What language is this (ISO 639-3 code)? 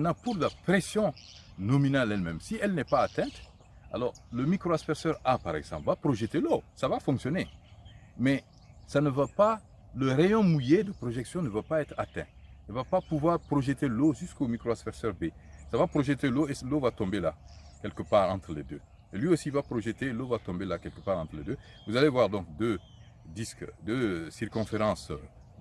fra